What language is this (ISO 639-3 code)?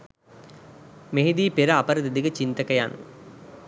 sin